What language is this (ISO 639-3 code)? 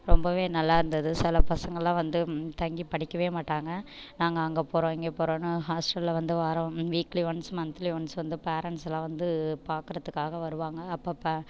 tam